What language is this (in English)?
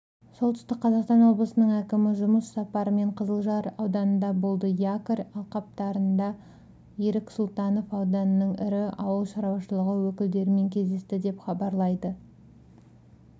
Kazakh